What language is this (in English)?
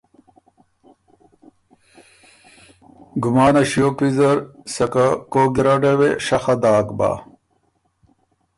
Ormuri